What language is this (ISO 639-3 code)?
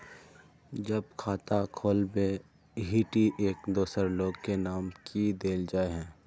mag